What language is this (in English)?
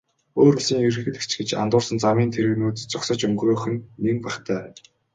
Mongolian